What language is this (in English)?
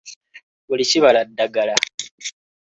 Ganda